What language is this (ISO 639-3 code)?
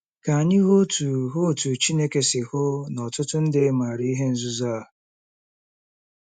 ibo